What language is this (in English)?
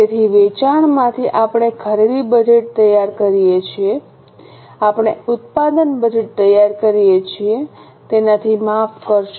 Gujarati